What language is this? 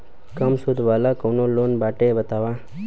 Bhojpuri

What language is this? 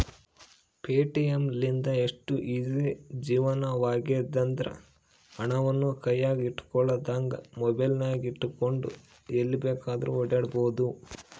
Kannada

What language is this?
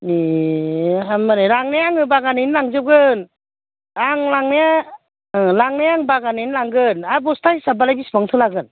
Bodo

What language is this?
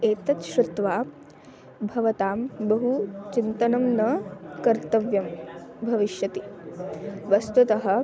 Sanskrit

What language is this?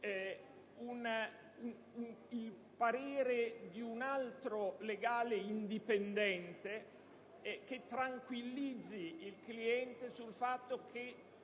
Italian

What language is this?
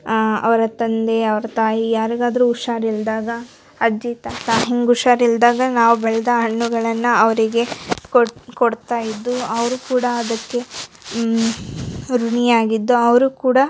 Kannada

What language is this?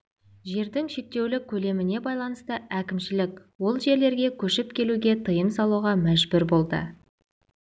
Kazakh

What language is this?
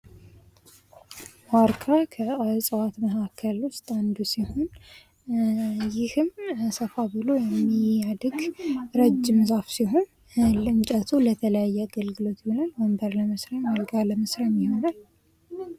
Amharic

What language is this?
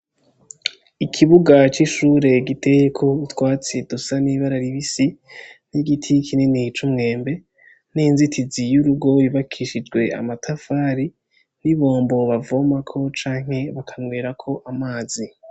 Rundi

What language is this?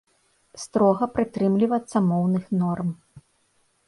Belarusian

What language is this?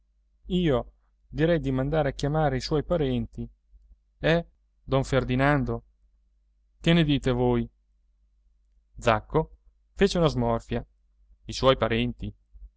Italian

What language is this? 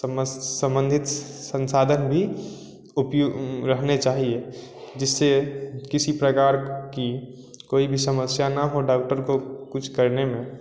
Hindi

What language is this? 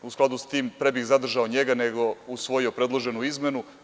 Serbian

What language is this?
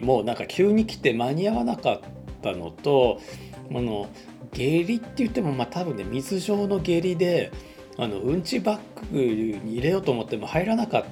Japanese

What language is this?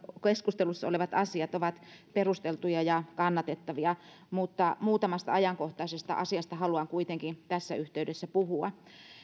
Finnish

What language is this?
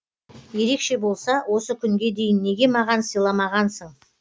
Kazakh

